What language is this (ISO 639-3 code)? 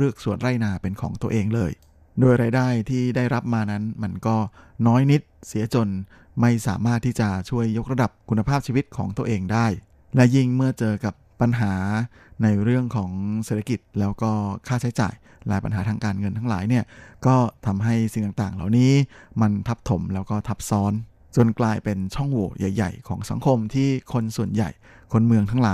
tha